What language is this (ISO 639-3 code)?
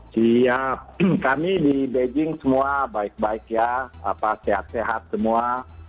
ind